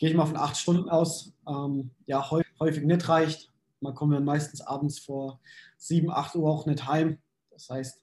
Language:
German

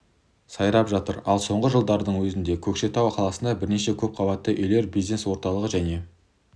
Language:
Kazakh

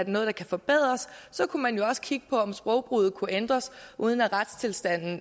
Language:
Danish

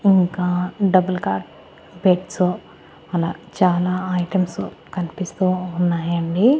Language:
Telugu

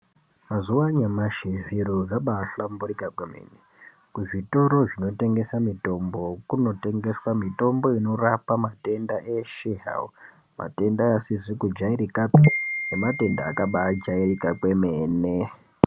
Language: Ndau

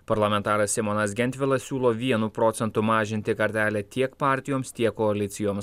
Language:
Lithuanian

